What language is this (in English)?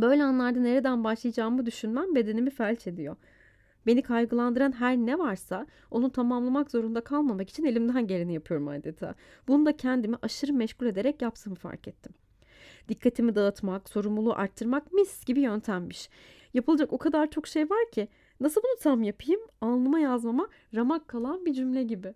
Turkish